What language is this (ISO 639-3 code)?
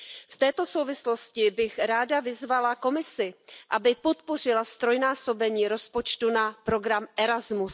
ces